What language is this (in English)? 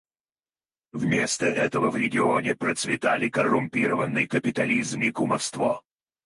Russian